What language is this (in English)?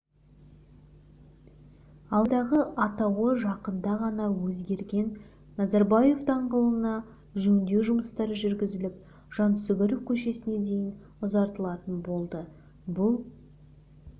Kazakh